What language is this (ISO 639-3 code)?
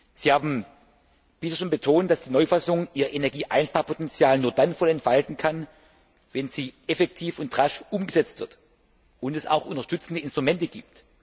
deu